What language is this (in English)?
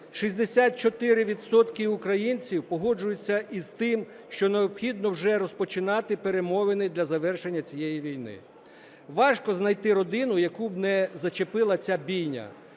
Ukrainian